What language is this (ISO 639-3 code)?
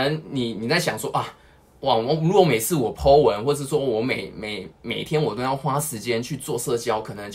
zho